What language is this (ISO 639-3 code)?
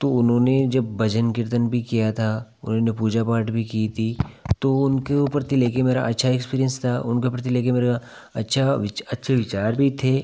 hin